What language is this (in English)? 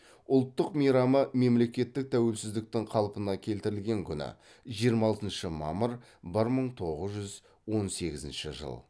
Kazakh